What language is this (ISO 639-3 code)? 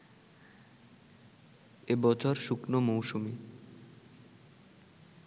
ben